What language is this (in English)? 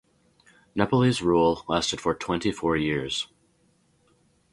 English